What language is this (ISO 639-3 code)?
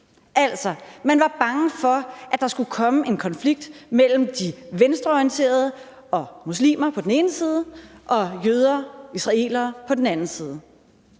dan